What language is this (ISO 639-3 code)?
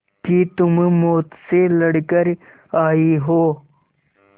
hin